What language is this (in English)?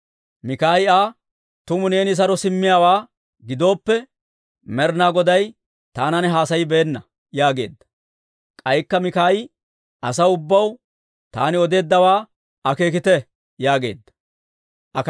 Dawro